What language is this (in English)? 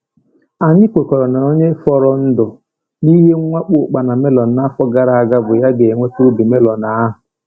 Igbo